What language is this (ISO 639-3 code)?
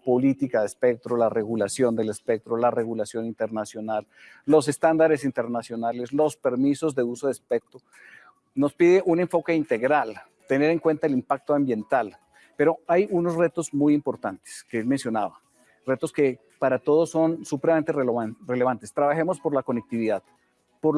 spa